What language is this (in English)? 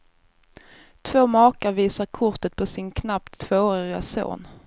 Swedish